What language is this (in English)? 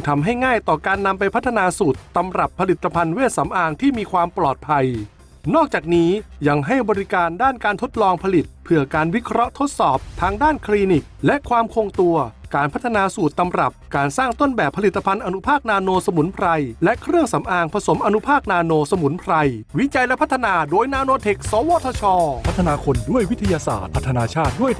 Thai